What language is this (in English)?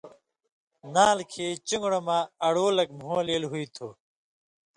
Indus Kohistani